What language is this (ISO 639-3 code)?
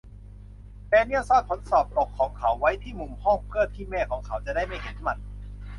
tha